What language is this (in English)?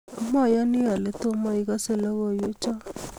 Kalenjin